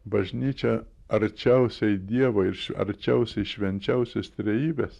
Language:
Lithuanian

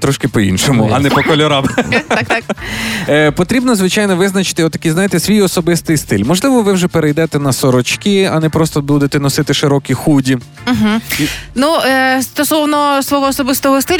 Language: Ukrainian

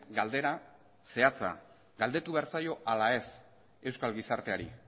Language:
Basque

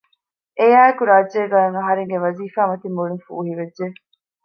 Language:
Divehi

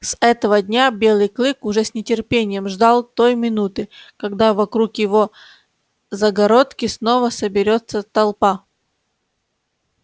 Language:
Russian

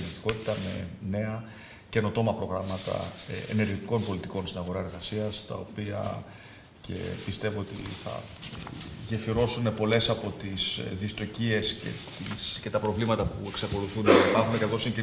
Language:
Greek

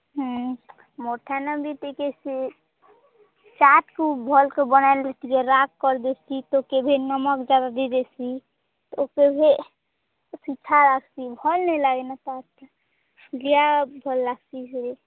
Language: Odia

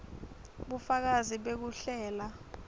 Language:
Swati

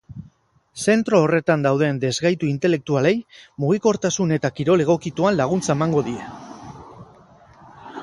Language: Basque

